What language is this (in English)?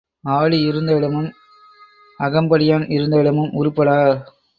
Tamil